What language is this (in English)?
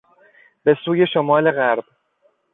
Persian